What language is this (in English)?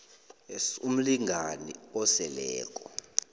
South Ndebele